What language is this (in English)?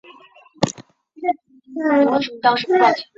Chinese